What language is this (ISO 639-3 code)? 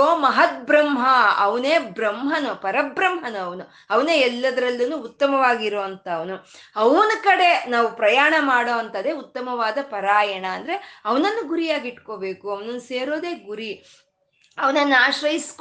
kan